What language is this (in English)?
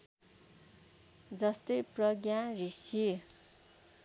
Nepali